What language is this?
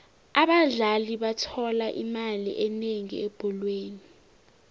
South Ndebele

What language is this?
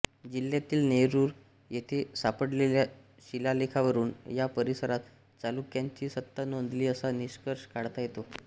Marathi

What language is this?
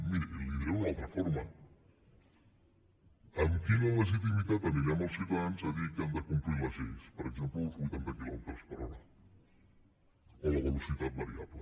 Catalan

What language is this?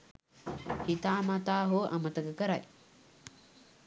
Sinhala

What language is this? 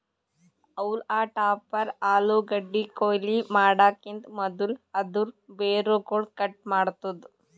Kannada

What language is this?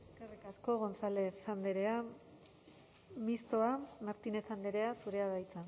Basque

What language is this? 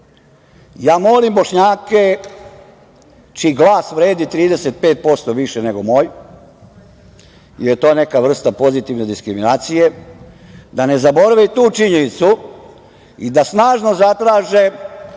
Serbian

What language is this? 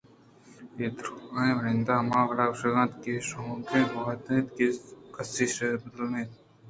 Eastern Balochi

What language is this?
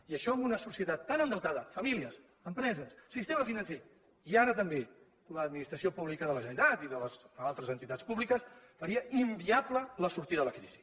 Catalan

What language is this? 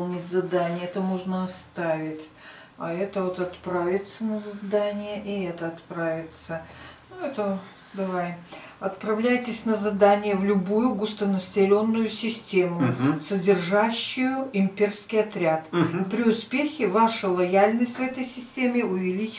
Russian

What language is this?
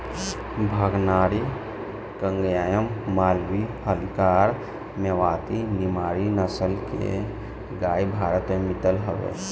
Bhojpuri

